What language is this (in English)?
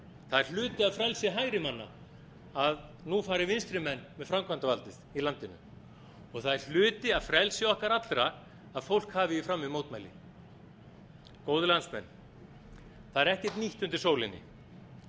Icelandic